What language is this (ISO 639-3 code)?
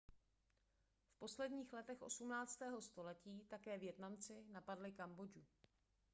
ces